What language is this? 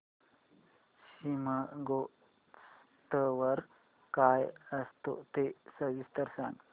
Marathi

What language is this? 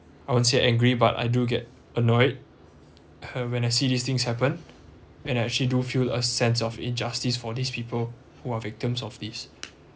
English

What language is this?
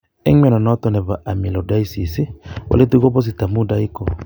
Kalenjin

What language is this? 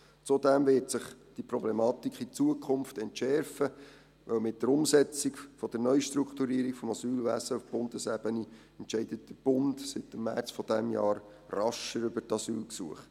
Swiss German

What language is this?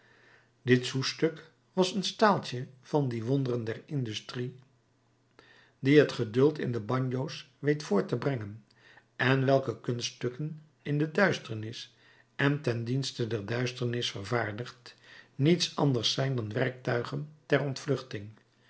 Dutch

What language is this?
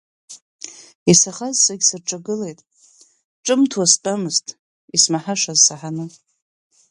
Abkhazian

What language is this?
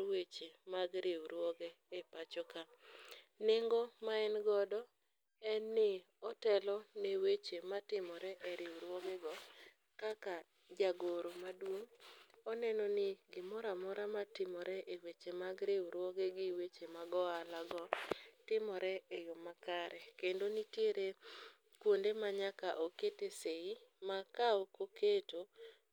Luo (Kenya and Tanzania)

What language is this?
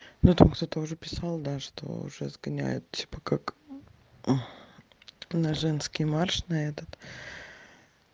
Russian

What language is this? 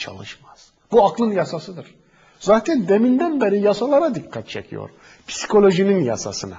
Turkish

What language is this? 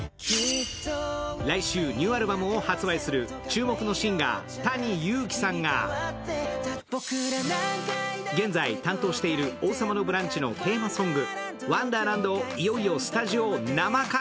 Japanese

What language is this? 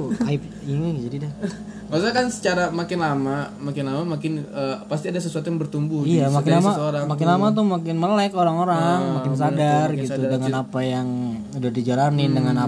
Indonesian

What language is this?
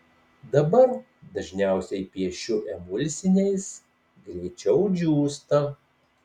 Lithuanian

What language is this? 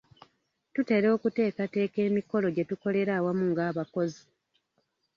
Ganda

